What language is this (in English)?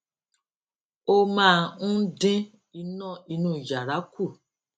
Yoruba